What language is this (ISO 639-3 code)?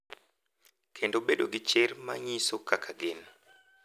luo